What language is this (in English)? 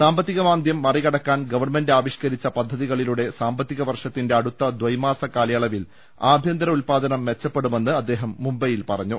Malayalam